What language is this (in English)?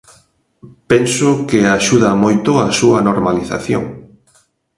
Galician